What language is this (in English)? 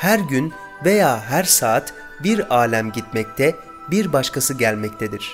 Turkish